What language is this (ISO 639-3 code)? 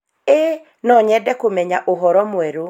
kik